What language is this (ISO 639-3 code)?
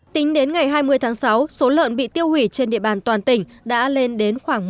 vie